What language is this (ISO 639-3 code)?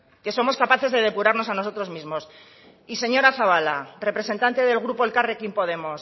spa